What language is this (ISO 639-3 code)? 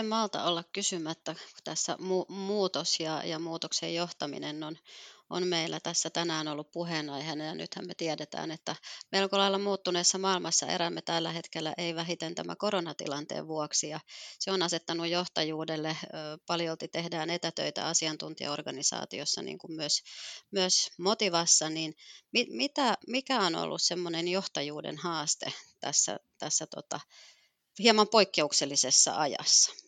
fin